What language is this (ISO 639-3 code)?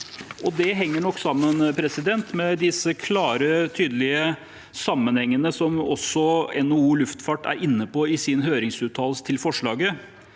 nor